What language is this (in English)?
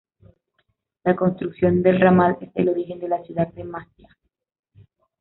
Spanish